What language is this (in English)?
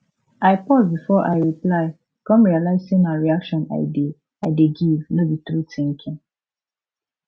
Nigerian Pidgin